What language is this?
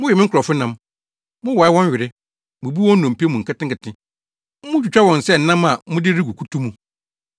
Akan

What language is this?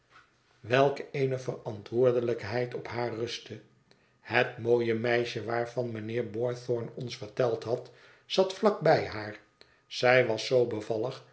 Dutch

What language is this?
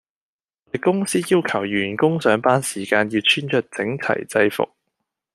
Cantonese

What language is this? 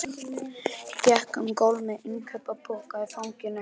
Icelandic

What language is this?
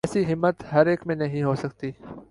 Urdu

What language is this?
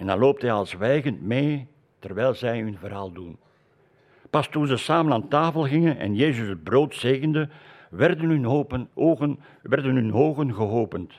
Dutch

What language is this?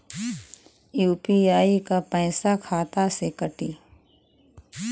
Bhojpuri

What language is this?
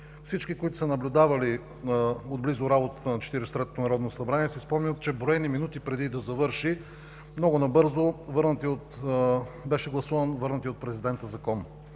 Bulgarian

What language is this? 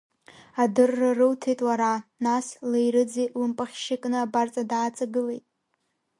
Abkhazian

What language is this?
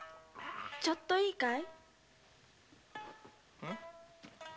Japanese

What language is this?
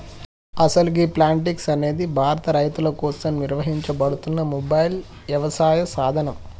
Telugu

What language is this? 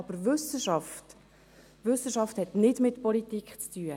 Swiss German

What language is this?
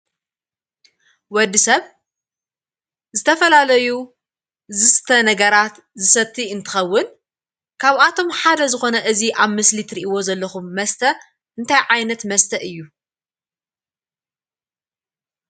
Tigrinya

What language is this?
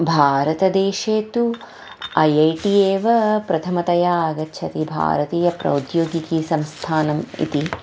Sanskrit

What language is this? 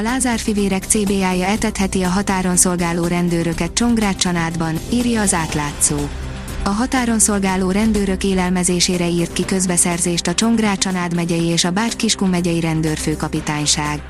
Hungarian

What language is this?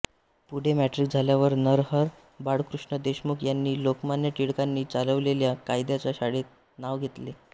Marathi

